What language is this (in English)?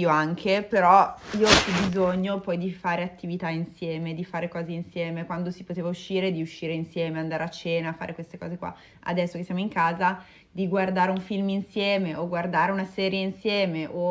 Italian